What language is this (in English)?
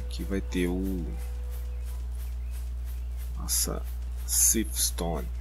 Portuguese